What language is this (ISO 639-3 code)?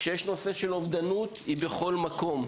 heb